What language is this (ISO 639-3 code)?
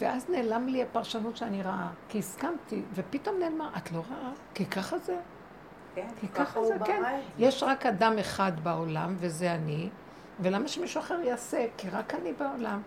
heb